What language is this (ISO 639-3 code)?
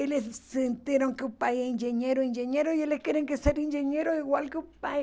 por